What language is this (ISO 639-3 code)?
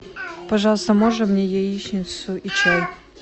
rus